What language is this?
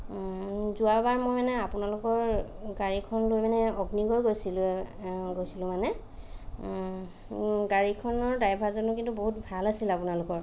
Assamese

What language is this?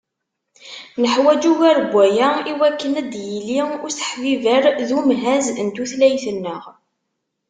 Kabyle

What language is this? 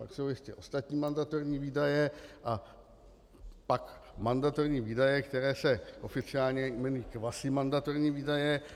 Czech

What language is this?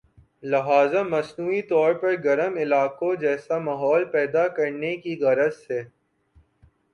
Urdu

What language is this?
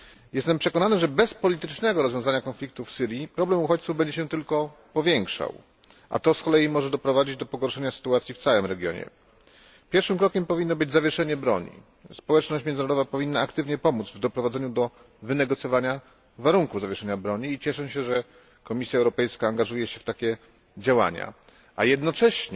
Polish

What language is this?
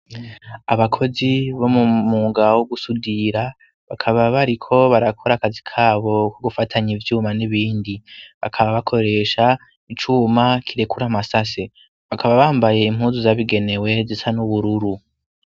Rundi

